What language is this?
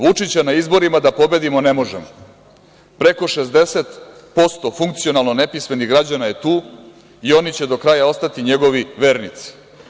Serbian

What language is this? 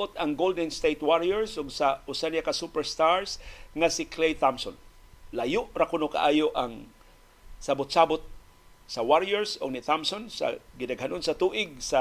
Filipino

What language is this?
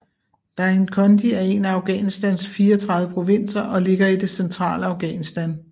Danish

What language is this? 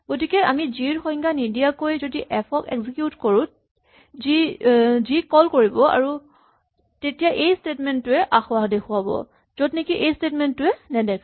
Assamese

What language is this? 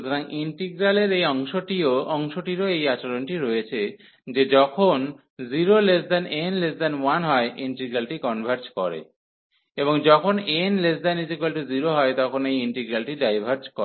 Bangla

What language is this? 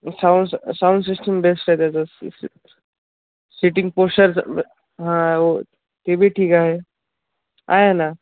Marathi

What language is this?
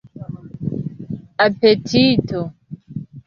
Esperanto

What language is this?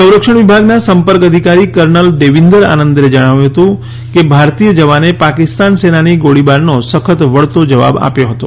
Gujarati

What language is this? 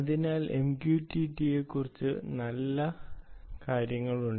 Malayalam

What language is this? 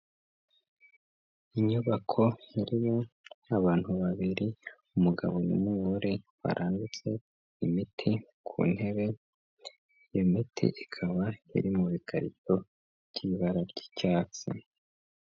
Kinyarwanda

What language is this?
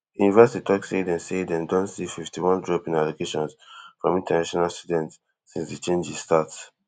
Nigerian Pidgin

